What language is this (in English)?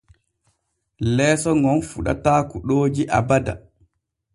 Borgu Fulfulde